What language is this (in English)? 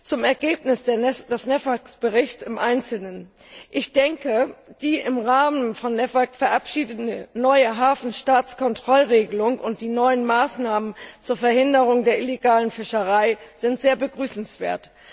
German